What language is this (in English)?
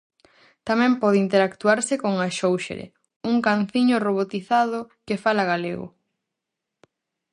Galician